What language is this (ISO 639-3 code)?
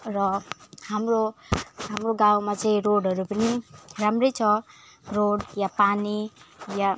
nep